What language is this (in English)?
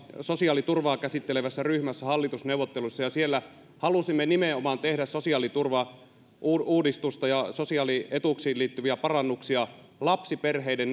Finnish